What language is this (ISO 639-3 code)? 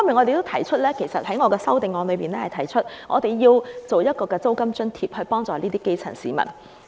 yue